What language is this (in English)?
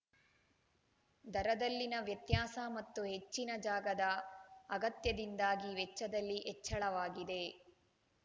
Kannada